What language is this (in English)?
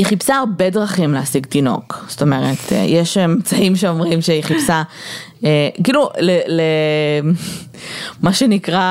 Hebrew